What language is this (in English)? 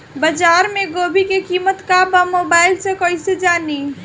Bhojpuri